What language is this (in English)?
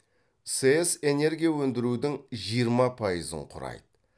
Kazakh